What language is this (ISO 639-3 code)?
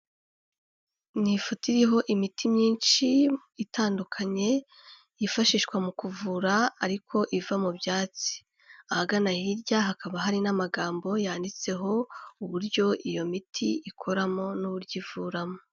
kin